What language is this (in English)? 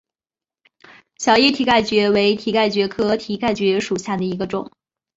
Chinese